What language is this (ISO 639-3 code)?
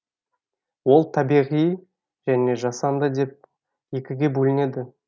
kaz